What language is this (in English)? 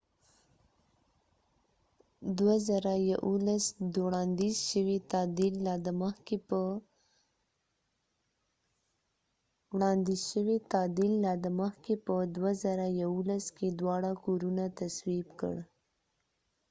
Pashto